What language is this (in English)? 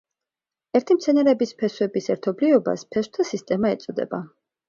Georgian